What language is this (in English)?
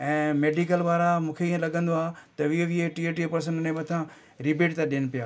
Sindhi